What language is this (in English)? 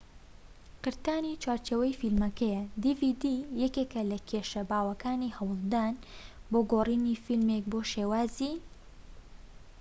Central Kurdish